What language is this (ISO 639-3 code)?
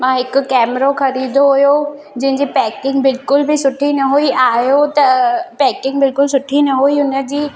snd